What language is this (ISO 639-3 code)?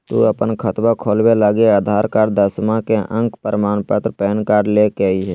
mag